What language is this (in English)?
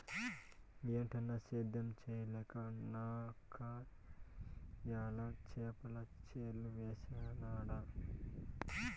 Telugu